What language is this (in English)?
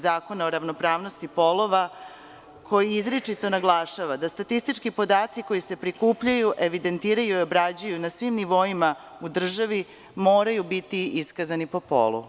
Serbian